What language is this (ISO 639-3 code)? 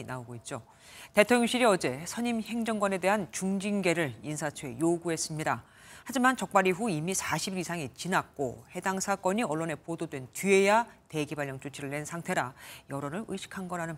kor